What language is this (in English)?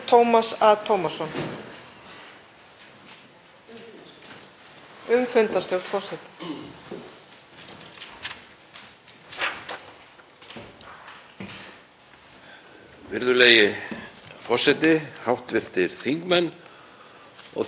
Icelandic